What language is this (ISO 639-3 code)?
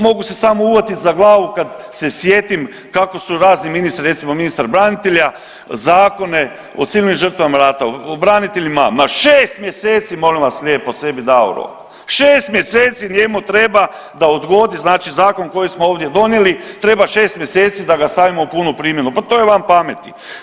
hrv